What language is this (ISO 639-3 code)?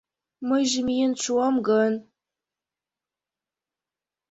chm